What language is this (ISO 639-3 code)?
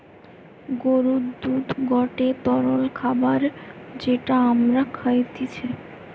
ben